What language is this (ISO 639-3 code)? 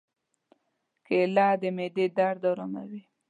pus